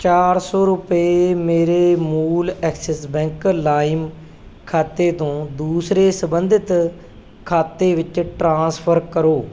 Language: Punjabi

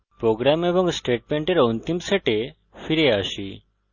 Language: Bangla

